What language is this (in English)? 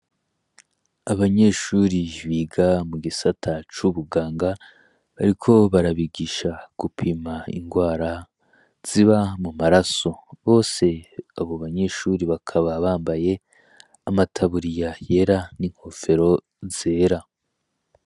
Rundi